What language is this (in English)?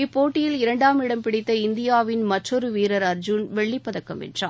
Tamil